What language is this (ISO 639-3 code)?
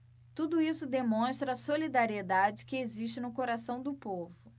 por